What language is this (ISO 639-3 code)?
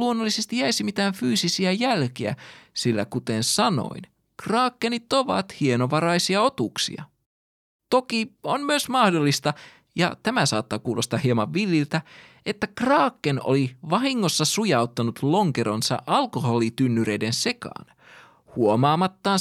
fin